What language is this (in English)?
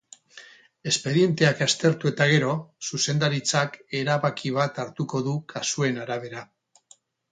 Basque